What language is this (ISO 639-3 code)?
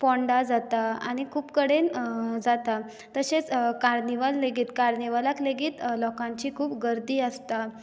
kok